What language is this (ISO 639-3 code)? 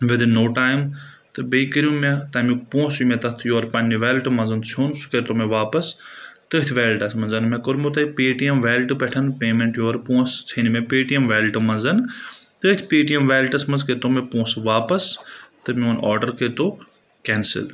kas